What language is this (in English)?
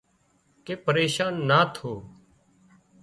Wadiyara Koli